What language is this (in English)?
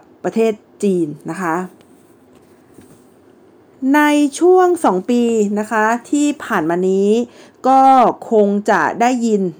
Thai